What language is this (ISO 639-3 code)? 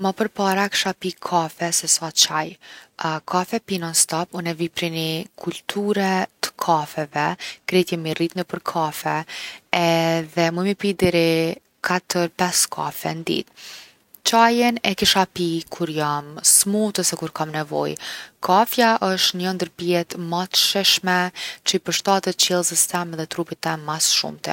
aln